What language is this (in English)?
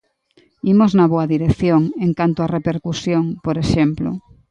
Galician